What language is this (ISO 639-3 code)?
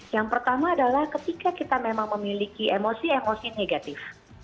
ind